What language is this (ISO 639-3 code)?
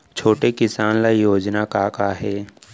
hne